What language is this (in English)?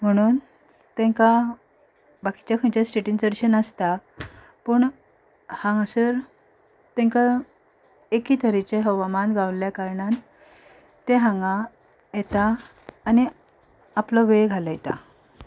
Konkani